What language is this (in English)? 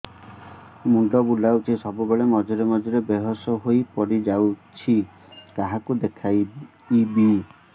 Odia